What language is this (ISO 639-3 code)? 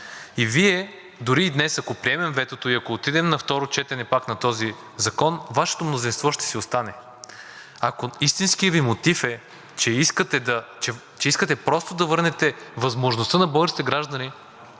bul